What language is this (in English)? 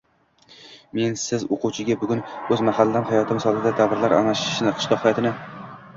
Uzbek